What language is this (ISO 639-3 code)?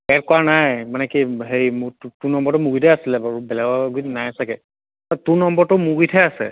asm